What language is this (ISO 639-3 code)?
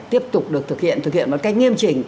vie